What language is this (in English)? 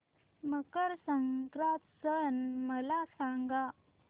Marathi